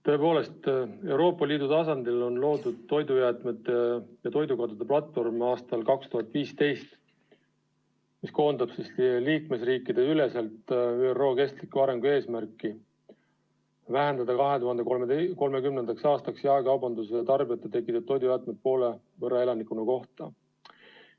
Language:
Estonian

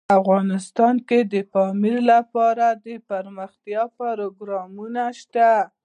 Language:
Pashto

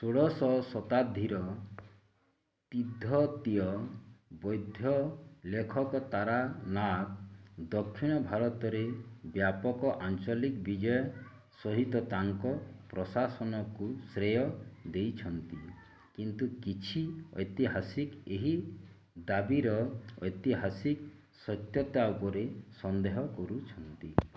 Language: Odia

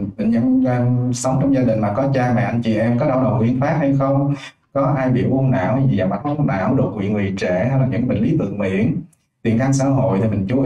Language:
Vietnamese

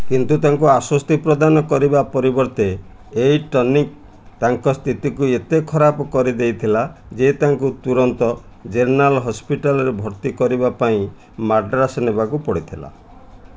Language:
Odia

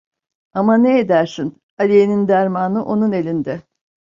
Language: Turkish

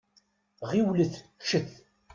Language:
Kabyle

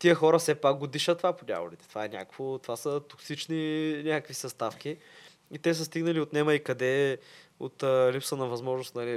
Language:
Bulgarian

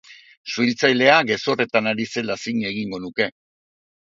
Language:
Basque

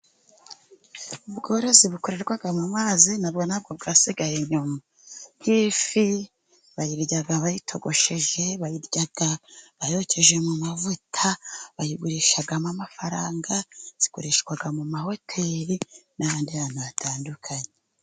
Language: Kinyarwanda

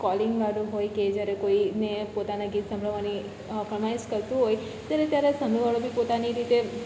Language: Gujarati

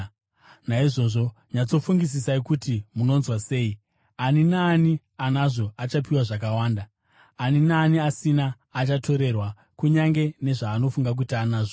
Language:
Shona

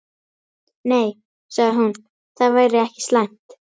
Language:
Icelandic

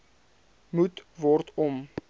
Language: Afrikaans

